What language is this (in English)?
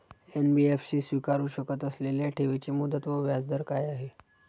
Marathi